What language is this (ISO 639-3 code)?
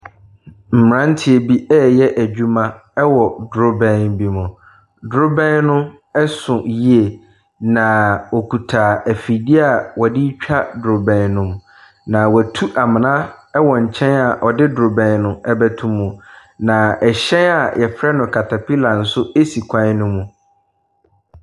aka